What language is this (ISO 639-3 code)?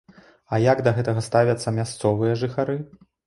bel